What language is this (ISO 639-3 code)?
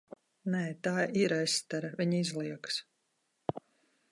lav